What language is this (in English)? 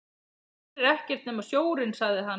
Icelandic